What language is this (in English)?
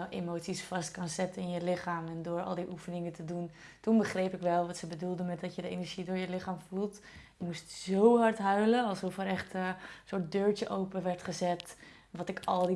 Dutch